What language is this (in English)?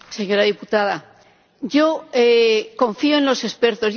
Spanish